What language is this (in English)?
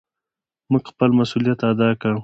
Pashto